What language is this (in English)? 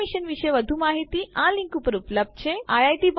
Gujarati